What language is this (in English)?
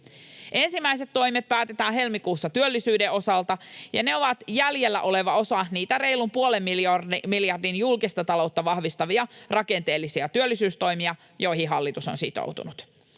Finnish